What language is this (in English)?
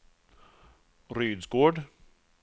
Swedish